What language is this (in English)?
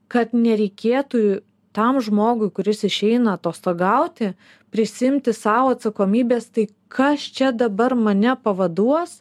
Lithuanian